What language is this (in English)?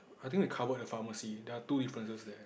English